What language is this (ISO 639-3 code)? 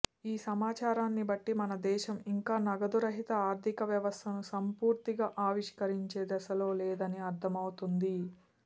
tel